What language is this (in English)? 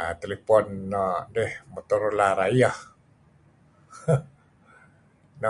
Kelabit